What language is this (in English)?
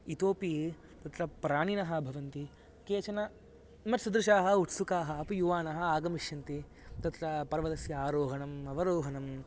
Sanskrit